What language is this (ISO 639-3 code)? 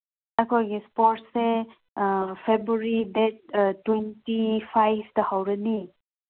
mni